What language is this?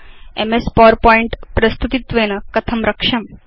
Sanskrit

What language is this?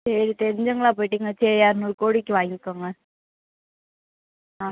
Tamil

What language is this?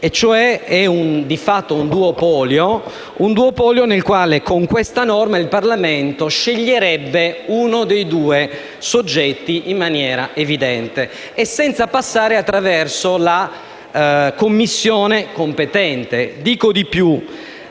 Italian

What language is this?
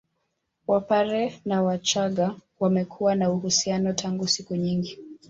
Swahili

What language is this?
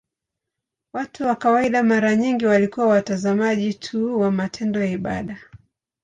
Swahili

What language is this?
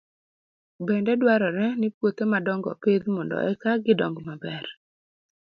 Luo (Kenya and Tanzania)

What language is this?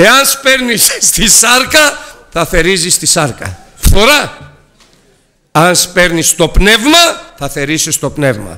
Greek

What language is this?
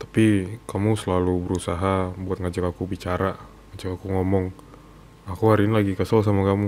Indonesian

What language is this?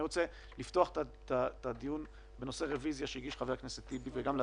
Hebrew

